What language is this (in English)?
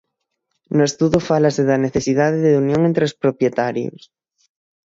Galician